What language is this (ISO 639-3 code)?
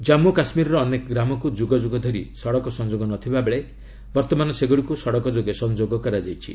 ori